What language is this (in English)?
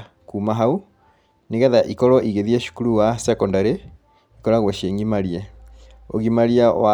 Kikuyu